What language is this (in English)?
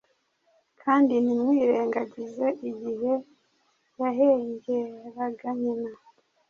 Kinyarwanda